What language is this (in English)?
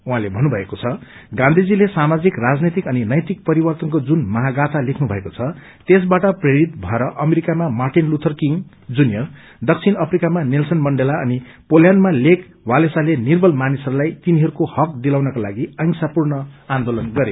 Nepali